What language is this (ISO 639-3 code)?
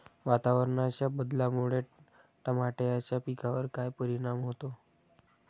mar